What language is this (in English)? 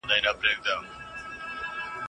Pashto